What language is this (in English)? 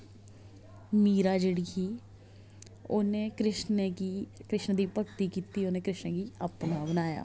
Dogri